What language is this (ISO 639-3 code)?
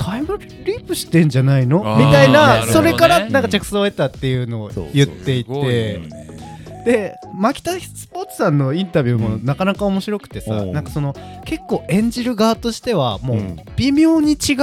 jpn